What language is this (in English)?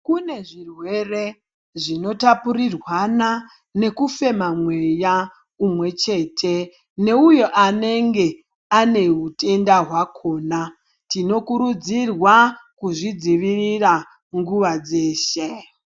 Ndau